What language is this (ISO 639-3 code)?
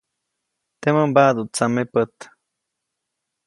zoc